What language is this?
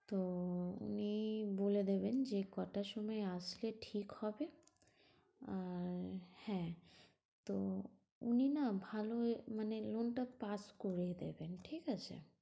Bangla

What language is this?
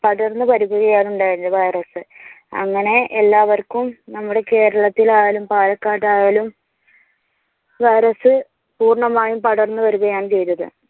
Malayalam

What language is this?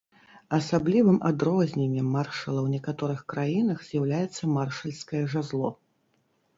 Belarusian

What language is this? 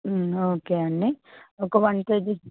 Telugu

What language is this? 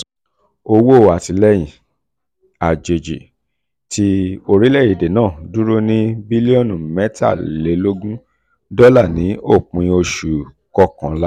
Yoruba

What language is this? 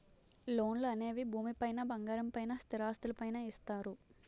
Telugu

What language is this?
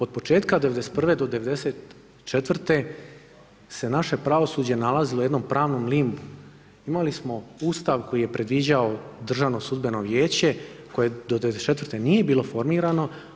Croatian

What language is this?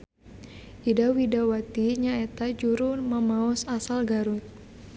Sundanese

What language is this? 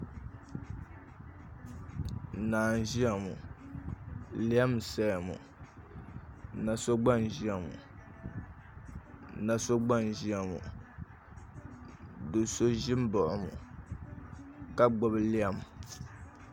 Dagbani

